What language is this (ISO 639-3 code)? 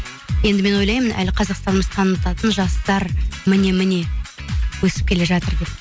kaz